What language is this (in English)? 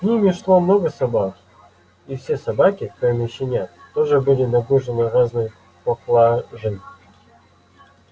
Russian